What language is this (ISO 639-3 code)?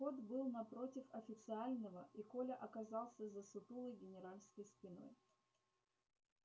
rus